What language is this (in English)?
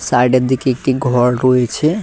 Bangla